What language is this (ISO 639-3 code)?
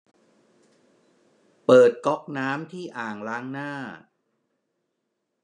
tha